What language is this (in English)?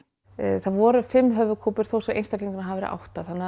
Icelandic